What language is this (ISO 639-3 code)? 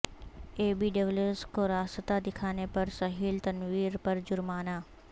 urd